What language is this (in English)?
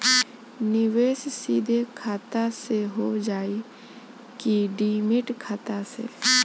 Bhojpuri